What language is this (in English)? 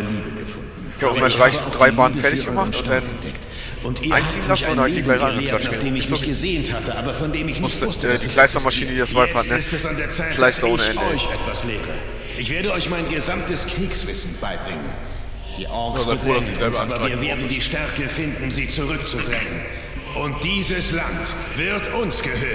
German